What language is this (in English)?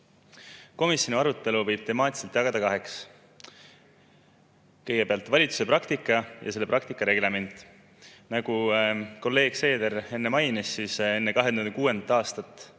Estonian